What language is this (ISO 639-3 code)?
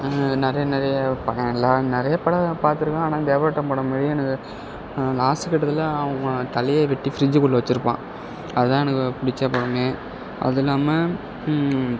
tam